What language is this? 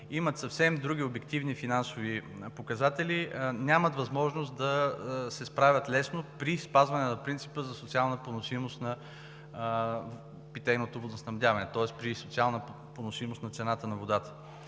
Bulgarian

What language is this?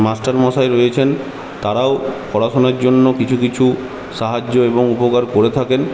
Bangla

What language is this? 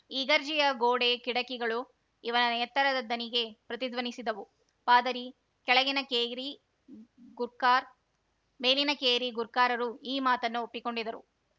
Kannada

